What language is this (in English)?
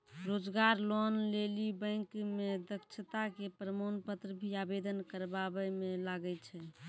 Maithili